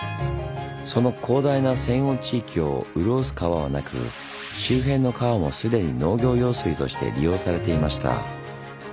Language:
Japanese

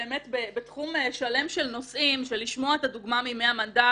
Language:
Hebrew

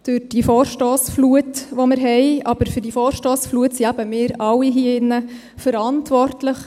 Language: Swiss German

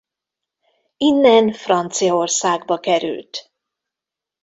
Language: Hungarian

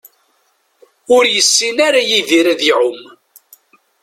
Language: Kabyle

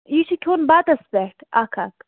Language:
Kashmiri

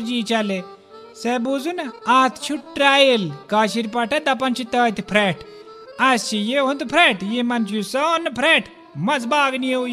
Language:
Hindi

